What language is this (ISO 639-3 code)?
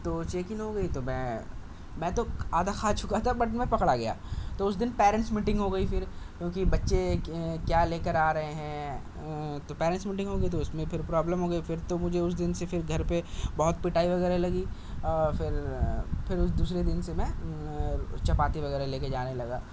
urd